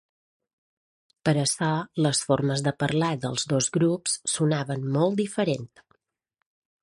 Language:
Catalan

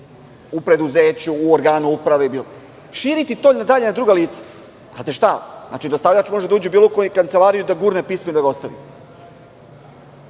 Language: Serbian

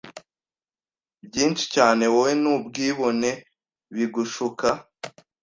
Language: Kinyarwanda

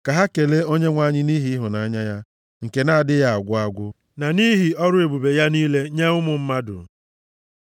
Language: Igbo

